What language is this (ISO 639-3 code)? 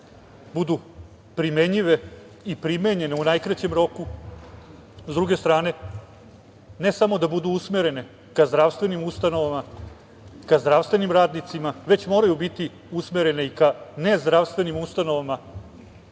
srp